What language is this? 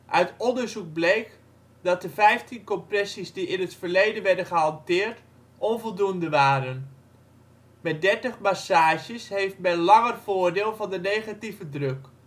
Dutch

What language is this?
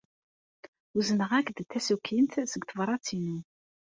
Kabyle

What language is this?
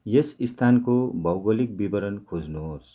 Nepali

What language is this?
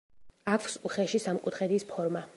Georgian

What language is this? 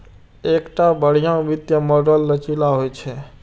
Maithili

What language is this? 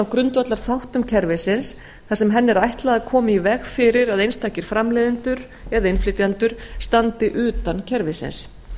Icelandic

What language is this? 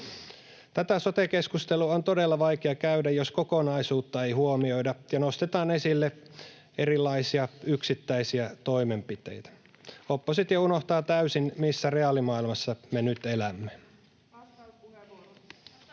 Finnish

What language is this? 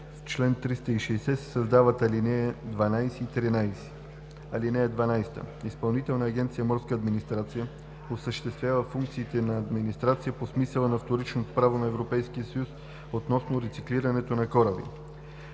Bulgarian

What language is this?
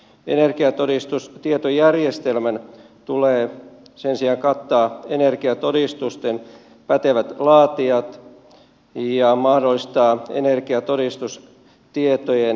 Finnish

